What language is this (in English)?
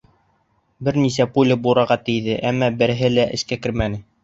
Bashkir